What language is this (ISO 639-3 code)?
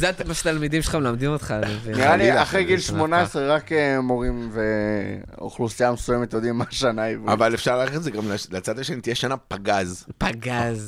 heb